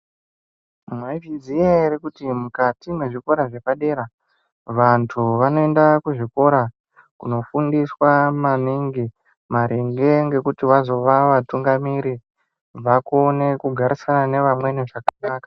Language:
Ndau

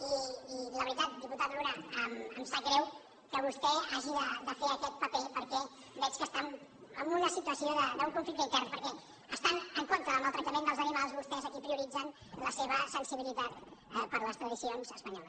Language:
Catalan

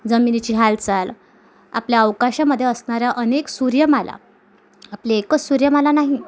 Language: Marathi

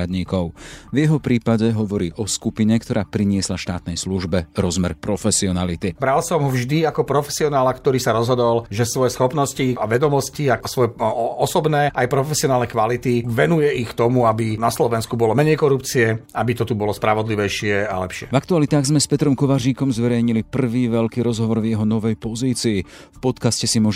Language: Slovak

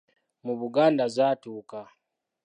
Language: Ganda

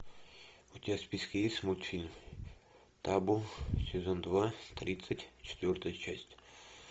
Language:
Russian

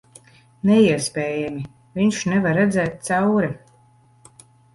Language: Latvian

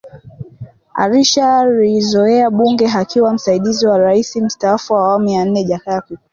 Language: Swahili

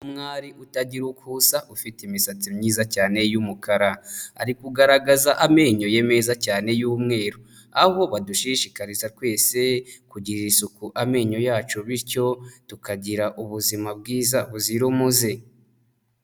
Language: Kinyarwanda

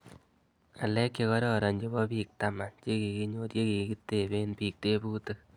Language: Kalenjin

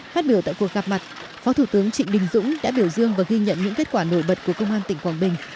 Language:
Vietnamese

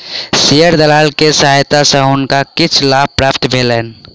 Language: Maithili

